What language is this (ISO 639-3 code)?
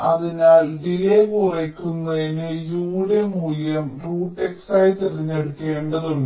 mal